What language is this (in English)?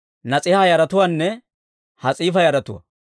Dawro